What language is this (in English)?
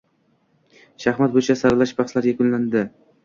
Uzbek